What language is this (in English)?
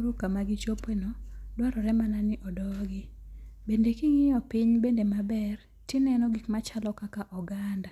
Luo (Kenya and Tanzania)